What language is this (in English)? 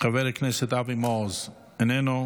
Hebrew